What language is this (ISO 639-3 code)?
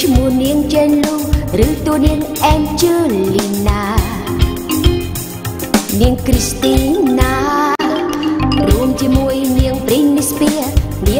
vie